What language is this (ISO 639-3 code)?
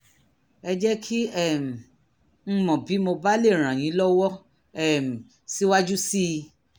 yor